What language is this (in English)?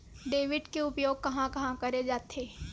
Chhattisgarhi